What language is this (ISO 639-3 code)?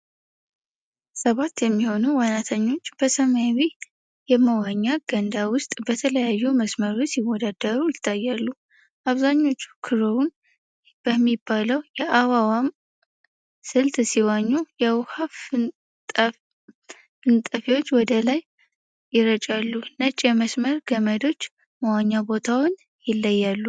amh